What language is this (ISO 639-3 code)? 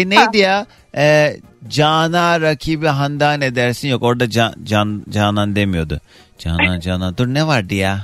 tur